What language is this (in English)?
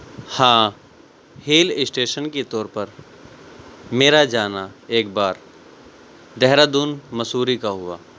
Urdu